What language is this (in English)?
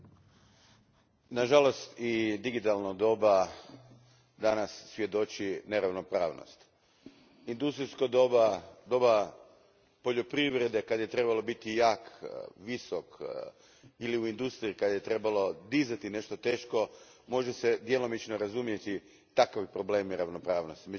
Croatian